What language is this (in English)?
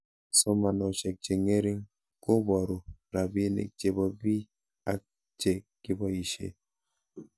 Kalenjin